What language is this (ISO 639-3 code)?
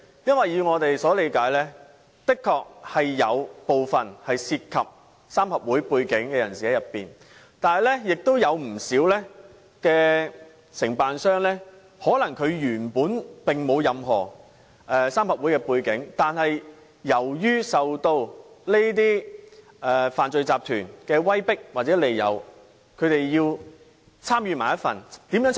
yue